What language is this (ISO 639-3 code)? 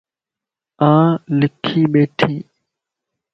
lss